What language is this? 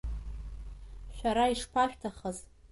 Abkhazian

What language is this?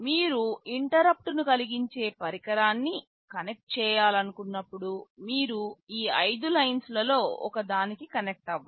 Telugu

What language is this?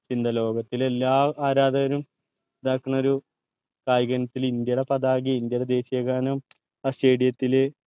Malayalam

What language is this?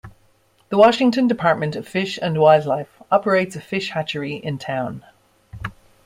English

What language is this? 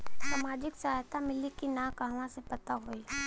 Bhojpuri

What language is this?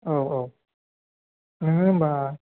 Bodo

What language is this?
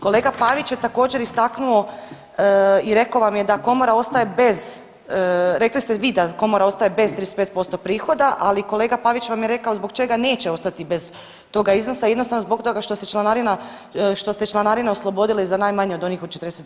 Croatian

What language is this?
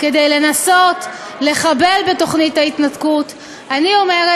Hebrew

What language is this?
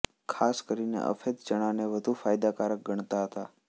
Gujarati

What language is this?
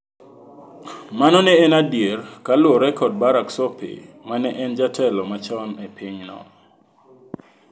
Luo (Kenya and Tanzania)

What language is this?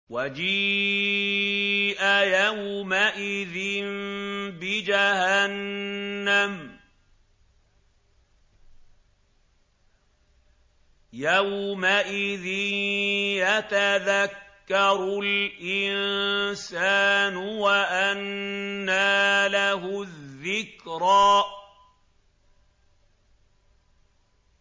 Arabic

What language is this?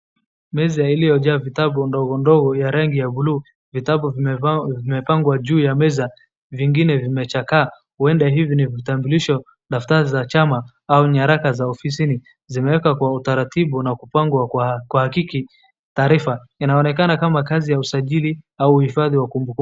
Swahili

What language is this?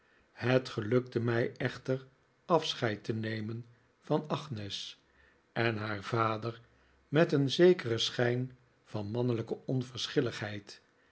Dutch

